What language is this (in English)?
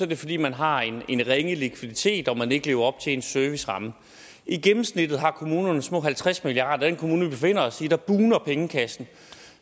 Danish